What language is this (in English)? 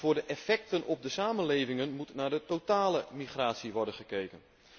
Dutch